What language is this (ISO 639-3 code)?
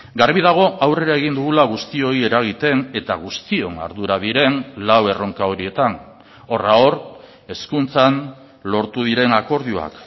eus